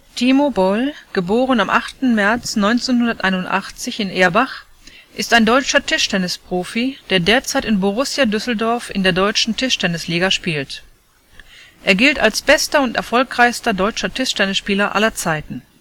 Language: German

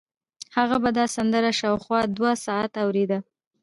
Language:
Pashto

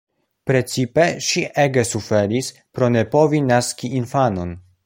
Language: Esperanto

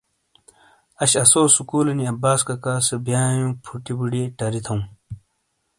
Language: Shina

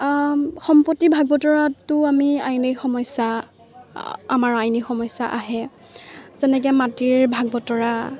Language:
Assamese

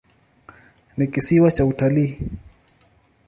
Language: Swahili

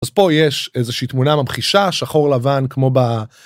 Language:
Hebrew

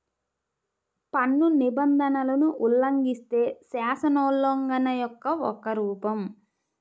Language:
Telugu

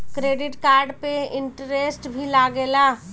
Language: Bhojpuri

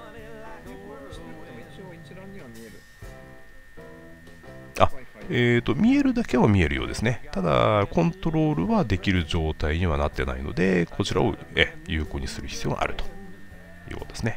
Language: Japanese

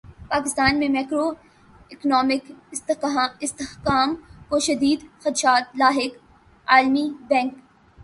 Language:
Urdu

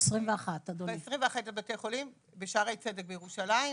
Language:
Hebrew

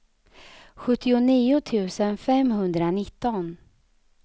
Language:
Swedish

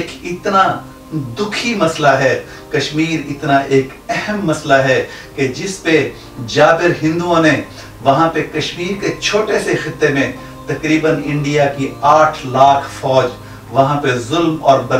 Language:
Hindi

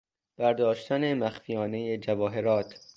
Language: Persian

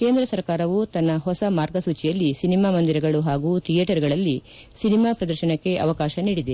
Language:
Kannada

